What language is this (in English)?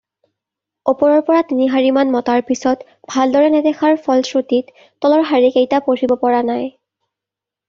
Assamese